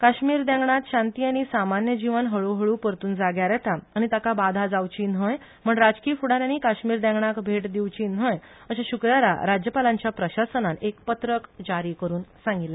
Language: Konkani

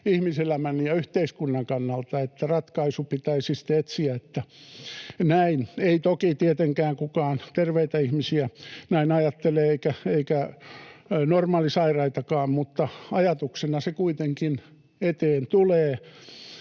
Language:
Finnish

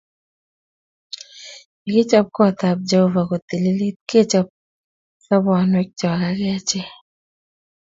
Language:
Kalenjin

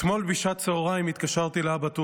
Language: Hebrew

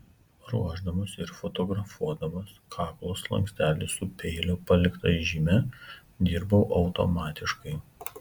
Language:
Lithuanian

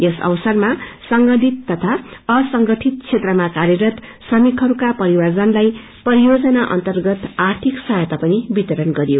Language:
Nepali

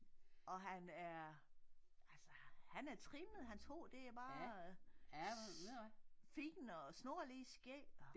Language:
Danish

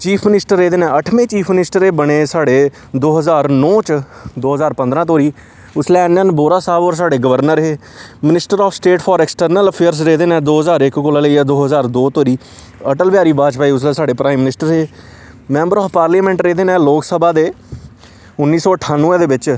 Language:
Dogri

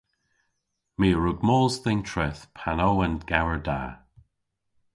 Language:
Cornish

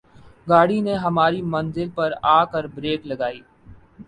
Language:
Urdu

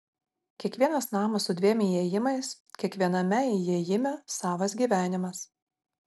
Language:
Lithuanian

